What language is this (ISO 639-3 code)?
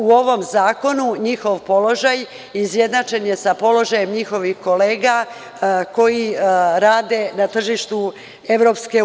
srp